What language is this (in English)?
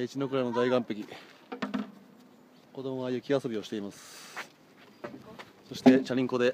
Japanese